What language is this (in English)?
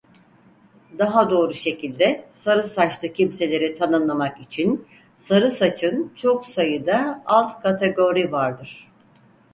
Turkish